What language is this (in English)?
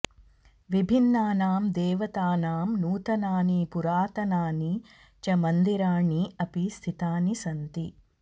Sanskrit